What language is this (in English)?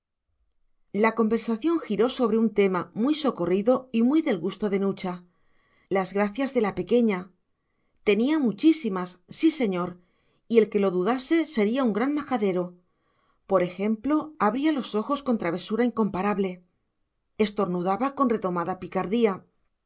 Spanish